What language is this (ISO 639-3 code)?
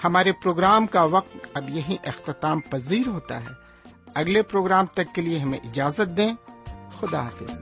urd